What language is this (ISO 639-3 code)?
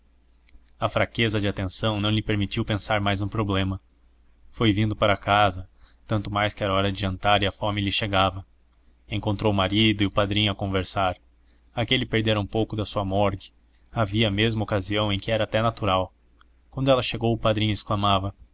por